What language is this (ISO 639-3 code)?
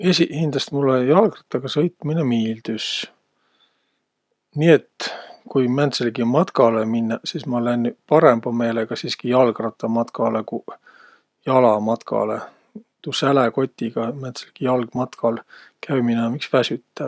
vro